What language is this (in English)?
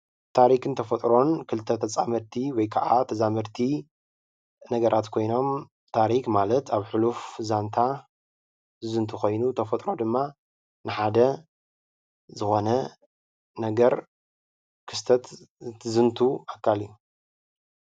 Tigrinya